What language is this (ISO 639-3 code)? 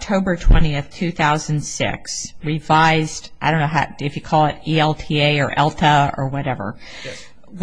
eng